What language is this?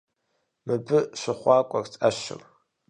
Kabardian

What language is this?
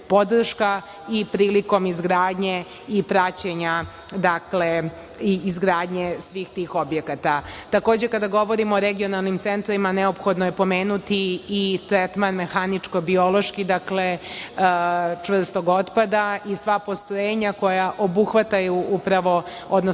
Serbian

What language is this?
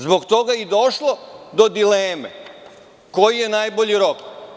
Serbian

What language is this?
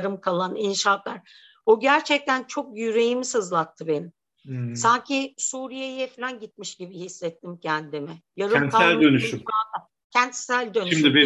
Turkish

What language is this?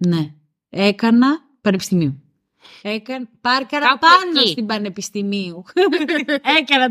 Greek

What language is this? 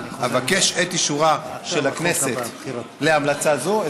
Hebrew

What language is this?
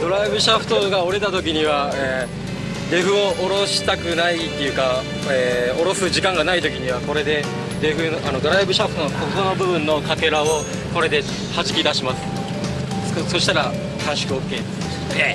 Japanese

